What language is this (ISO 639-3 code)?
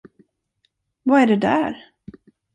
swe